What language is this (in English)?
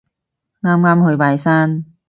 Cantonese